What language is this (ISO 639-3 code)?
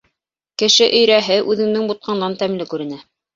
bak